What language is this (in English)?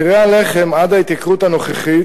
Hebrew